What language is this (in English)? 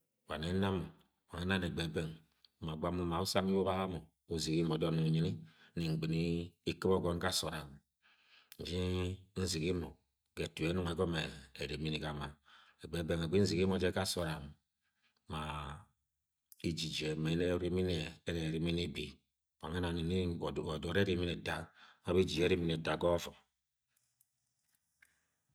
Agwagwune